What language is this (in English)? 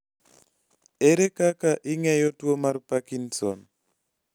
Luo (Kenya and Tanzania)